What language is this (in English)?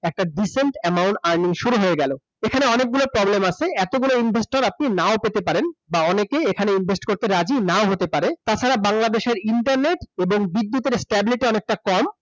Bangla